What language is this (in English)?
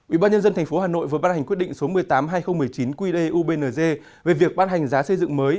Vietnamese